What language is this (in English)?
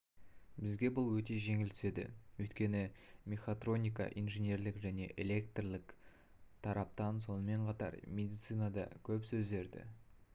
Kazakh